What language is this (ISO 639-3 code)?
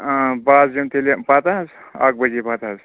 kas